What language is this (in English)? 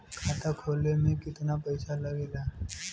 Bhojpuri